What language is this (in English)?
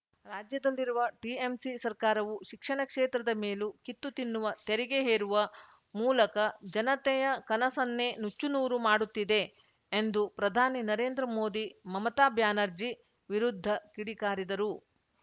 Kannada